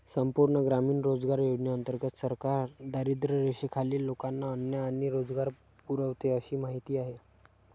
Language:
Marathi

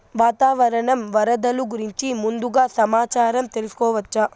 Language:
Telugu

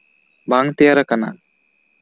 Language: Santali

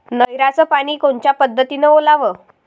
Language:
Marathi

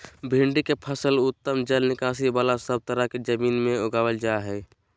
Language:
Magahi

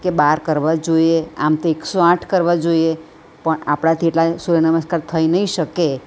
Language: Gujarati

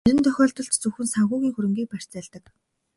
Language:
Mongolian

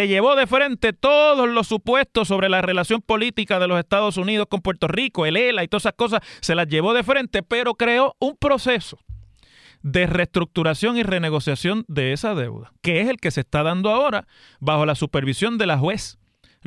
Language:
Spanish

